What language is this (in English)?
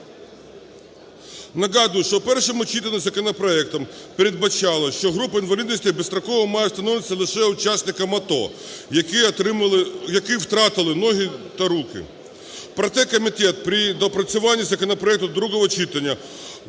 Ukrainian